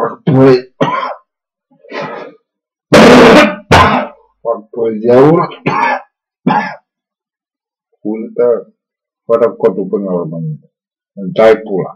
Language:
Romanian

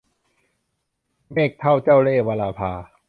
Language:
Thai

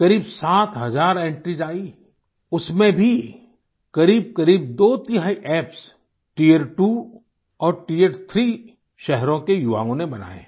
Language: Hindi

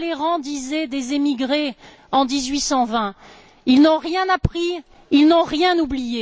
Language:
French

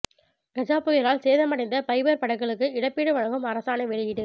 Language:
Tamil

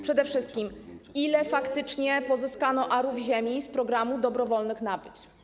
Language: Polish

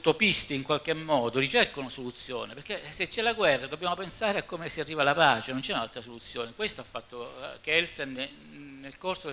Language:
Italian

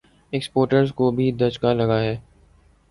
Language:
Urdu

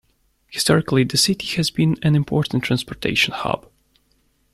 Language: English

